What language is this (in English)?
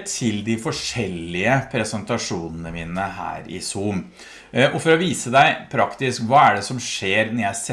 Norwegian